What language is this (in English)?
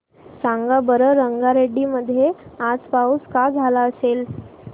Marathi